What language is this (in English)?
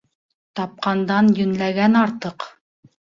Bashkir